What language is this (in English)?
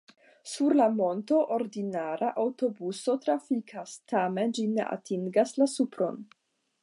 Esperanto